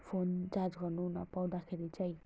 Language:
Nepali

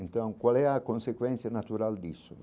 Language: Portuguese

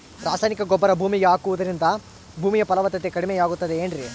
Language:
Kannada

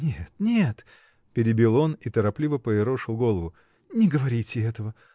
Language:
Russian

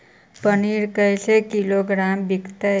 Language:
Magahi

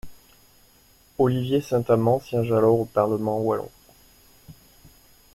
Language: French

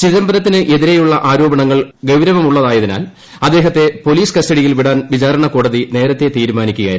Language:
Malayalam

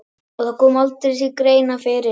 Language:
Icelandic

